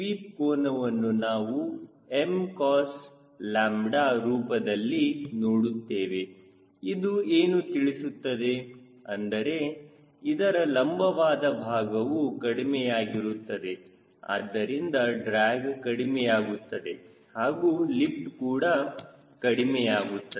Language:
Kannada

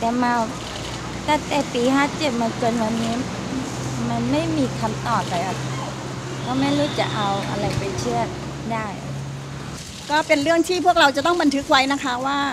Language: Thai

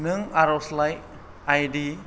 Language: Bodo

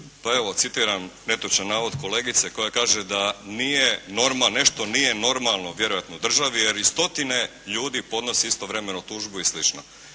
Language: Croatian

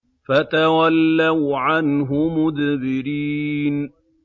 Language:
Arabic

